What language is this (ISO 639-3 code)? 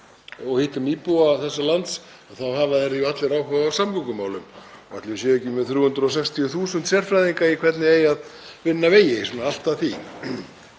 isl